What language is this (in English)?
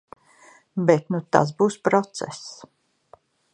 Latvian